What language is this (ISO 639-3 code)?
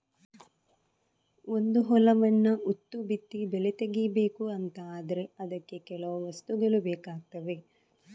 kan